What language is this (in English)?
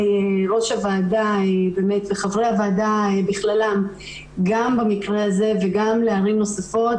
Hebrew